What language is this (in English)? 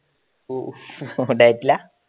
Malayalam